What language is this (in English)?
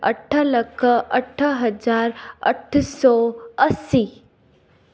Sindhi